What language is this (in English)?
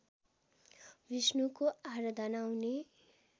Nepali